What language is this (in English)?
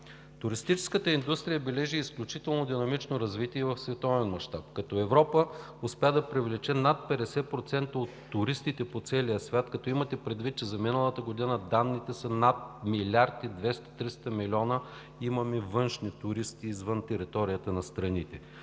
Bulgarian